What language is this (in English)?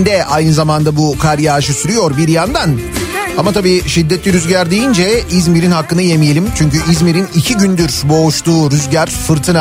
Turkish